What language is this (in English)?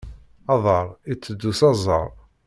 Kabyle